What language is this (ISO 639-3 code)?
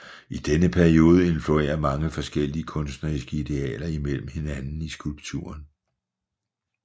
dan